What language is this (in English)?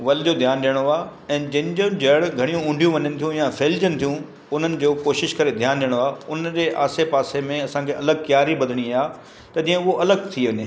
Sindhi